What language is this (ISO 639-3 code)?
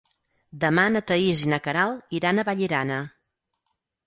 cat